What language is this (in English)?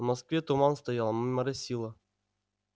Russian